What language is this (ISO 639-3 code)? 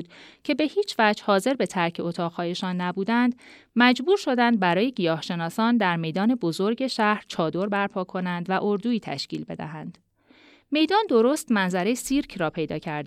fas